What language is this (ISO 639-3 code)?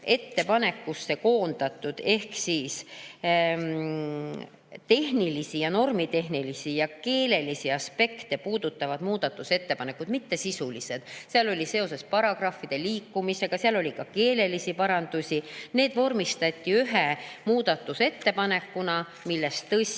est